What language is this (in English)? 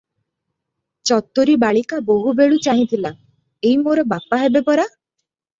Odia